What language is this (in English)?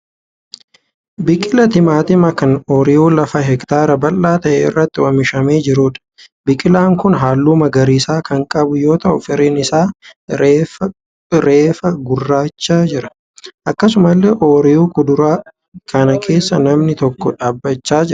Oromo